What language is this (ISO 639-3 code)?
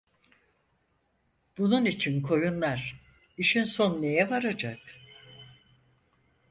tur